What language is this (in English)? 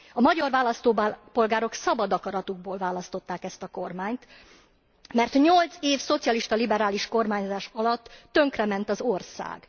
Hungarian